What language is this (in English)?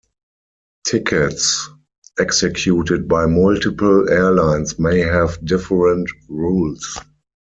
English